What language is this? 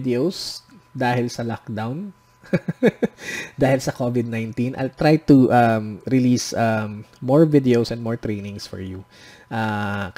Filipino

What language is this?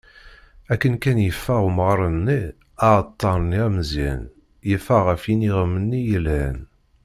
Kabyle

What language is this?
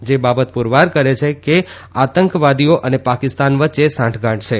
Gujarati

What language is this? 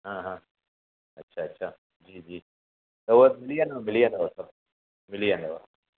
Sindhi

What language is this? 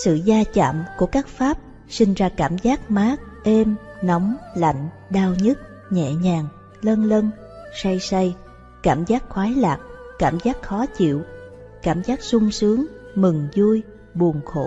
Vietnamese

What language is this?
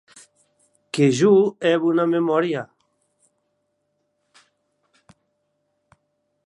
Occitan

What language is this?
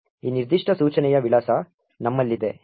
Kannada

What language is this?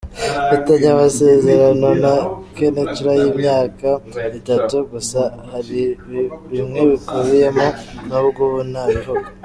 Kinyarwanda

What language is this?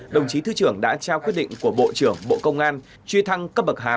Vietnamese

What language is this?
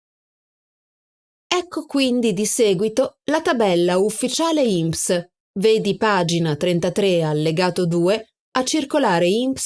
Italian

